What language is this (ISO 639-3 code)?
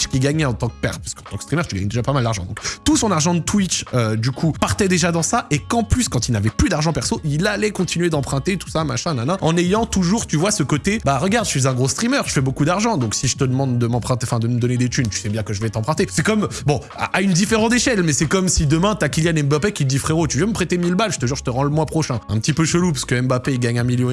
fra